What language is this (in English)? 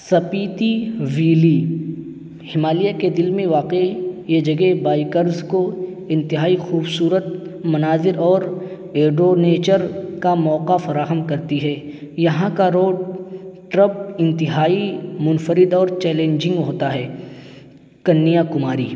Urdu